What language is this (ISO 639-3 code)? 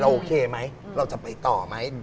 tha